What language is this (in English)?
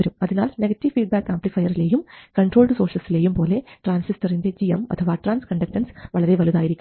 Malayalam